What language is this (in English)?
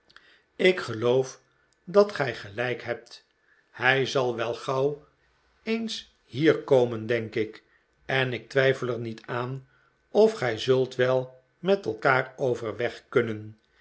Dutch